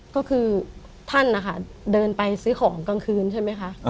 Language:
Thai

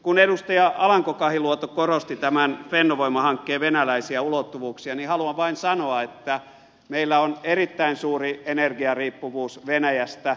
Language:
Finnish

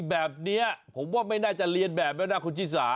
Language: Thai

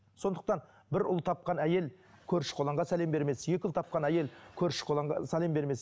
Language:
Kazakh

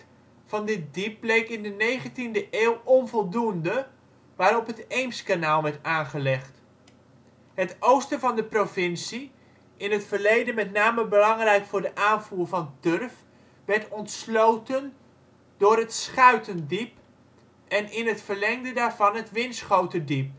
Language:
Dutch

